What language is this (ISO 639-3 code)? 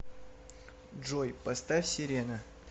rus